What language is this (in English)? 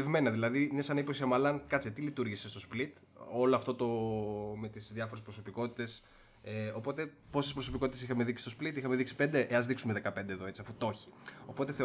Greek